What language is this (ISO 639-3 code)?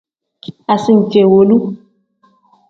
kdh